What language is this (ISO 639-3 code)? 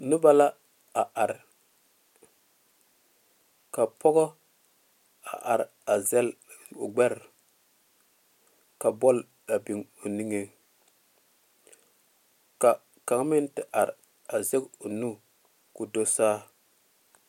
dga